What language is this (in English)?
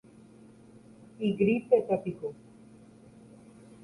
Guarani